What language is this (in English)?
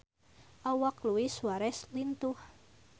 Sundanese